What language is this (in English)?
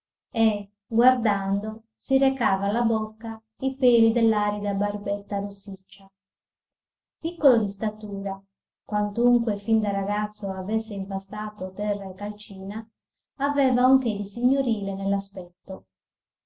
Italian